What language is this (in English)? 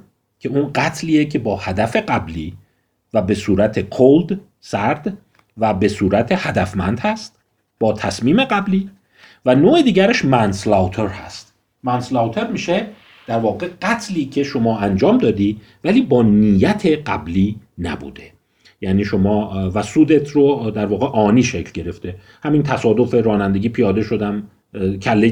Persian